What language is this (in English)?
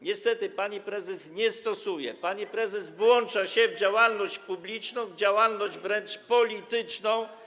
Polish